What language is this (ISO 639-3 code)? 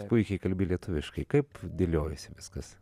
lit